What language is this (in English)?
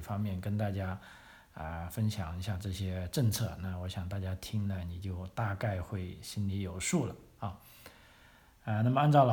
Chinese